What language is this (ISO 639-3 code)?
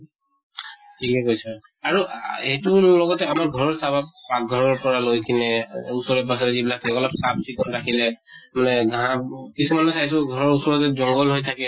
asm